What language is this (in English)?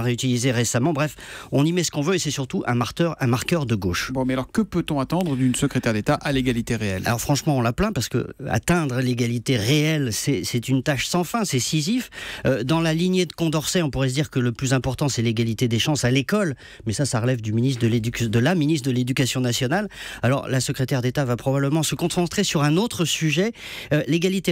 French